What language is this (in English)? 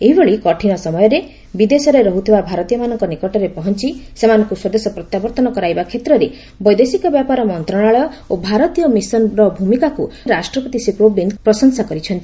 Odia